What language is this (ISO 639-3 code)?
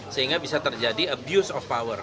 ind